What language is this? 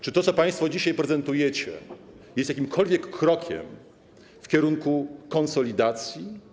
Polish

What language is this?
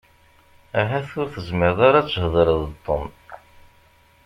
Kabyle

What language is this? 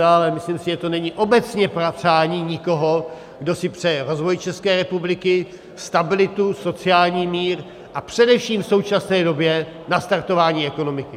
Czech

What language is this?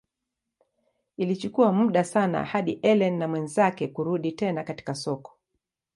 Swahili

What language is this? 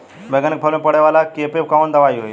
Bhojpuri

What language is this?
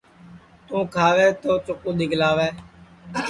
Sansi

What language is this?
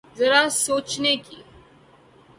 Urdu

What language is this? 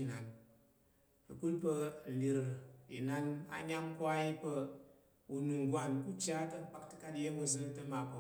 Tarok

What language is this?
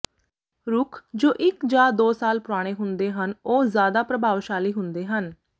Punjabi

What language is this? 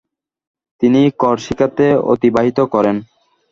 Bangla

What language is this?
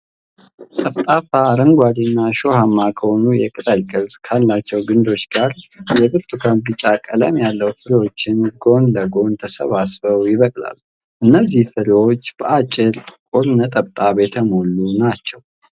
Amharic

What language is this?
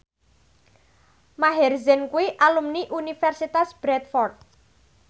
Javanese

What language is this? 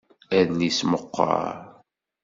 Kabyle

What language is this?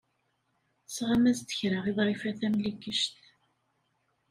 Kabyle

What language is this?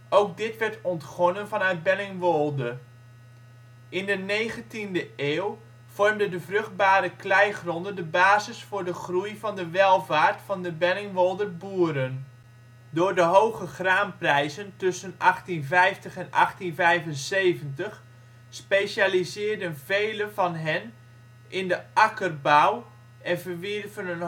Dutch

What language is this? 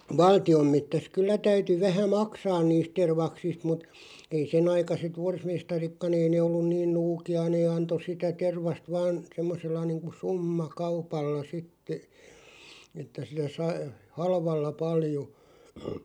Finnish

